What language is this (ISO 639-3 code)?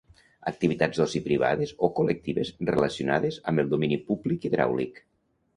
cat